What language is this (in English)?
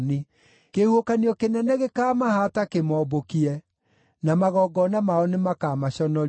Kikuyu